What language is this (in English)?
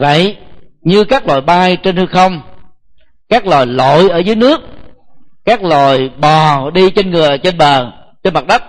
Vietnamese